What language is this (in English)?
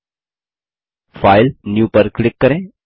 Hindi